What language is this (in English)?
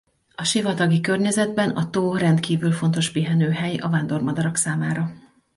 Hungarian